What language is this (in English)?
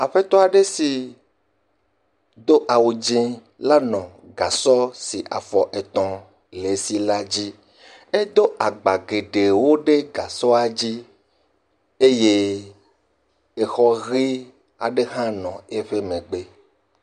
Ewe